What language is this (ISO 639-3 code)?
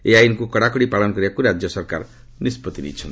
ori